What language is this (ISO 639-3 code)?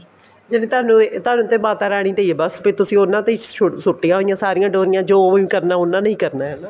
pan